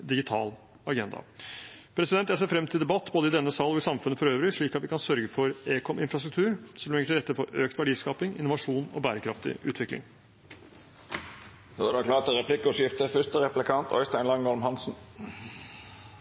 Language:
Norwegian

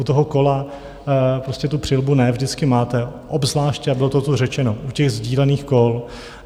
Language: Czech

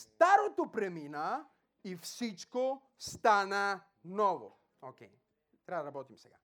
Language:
Bulgarian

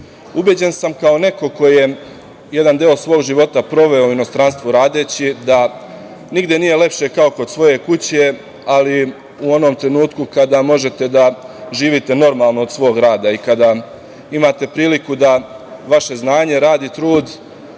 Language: Serbian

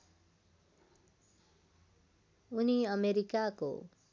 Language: Nepali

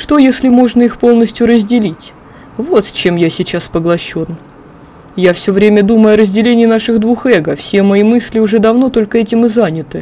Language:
Russian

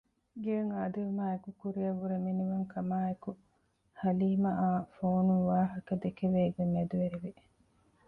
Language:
Divehi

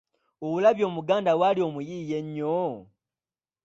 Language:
Ganda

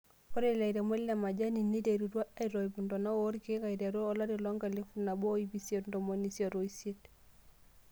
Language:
Masai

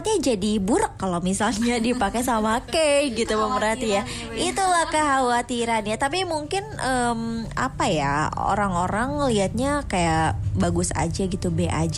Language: Indonesian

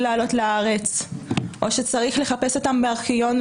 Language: Hebrew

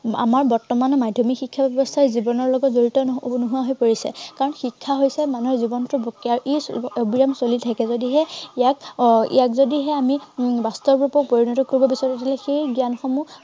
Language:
Assamese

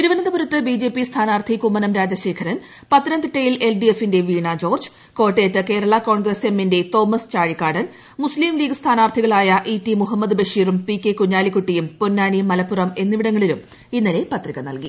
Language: Malayalam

